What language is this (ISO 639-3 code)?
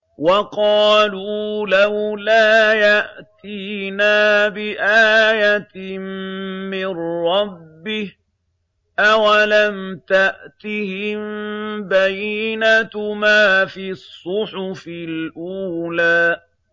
ara